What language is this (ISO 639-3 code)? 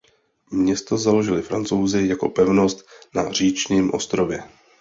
ces